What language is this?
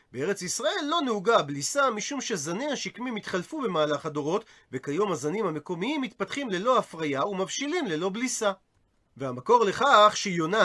Hebrew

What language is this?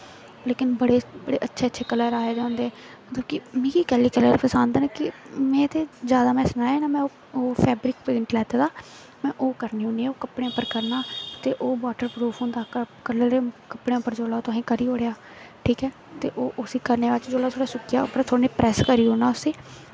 Dogri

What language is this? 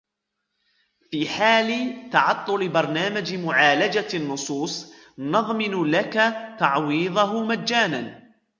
Arabic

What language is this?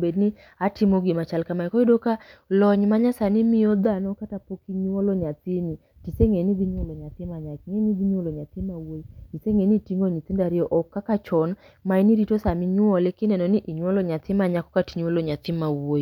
Luo (Kenya and Tanzania)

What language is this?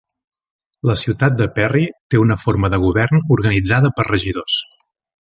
Catalan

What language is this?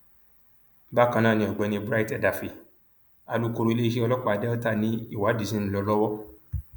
Yoruba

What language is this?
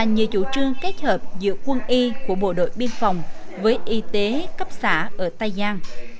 Vietnamese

